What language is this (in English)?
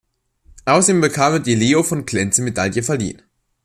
German